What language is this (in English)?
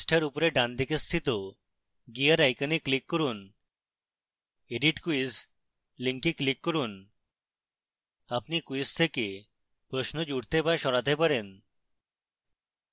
Bangla